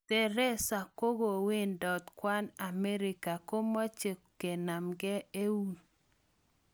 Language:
Kalenjin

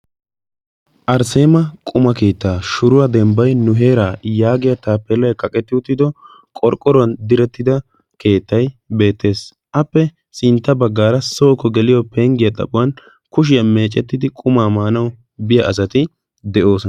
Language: Wolaytta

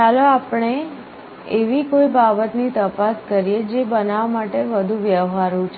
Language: Gujarati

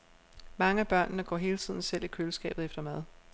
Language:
Danish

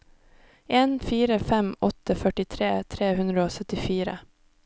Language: Norwegian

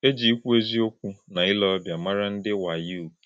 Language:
Igbo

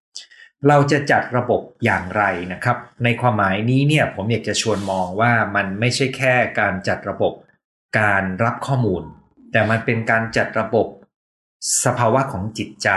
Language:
Thai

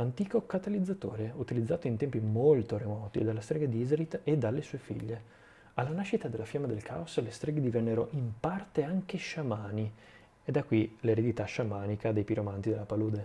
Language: Italian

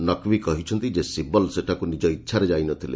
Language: Odia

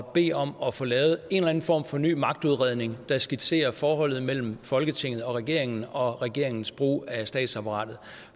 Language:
Danish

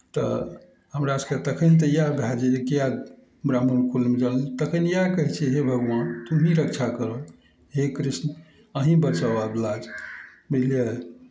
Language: Maithili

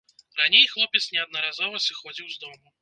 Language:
Belarusian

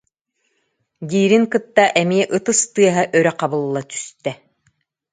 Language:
Yakut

